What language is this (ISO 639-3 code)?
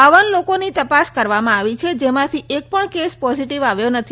guj